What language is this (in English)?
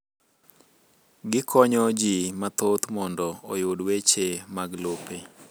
Luo (Kenya and Tanzania)